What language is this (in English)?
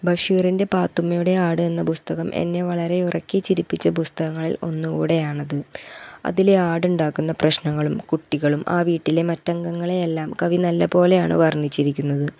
Malayalam